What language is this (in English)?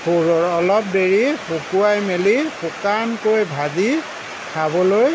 Assamese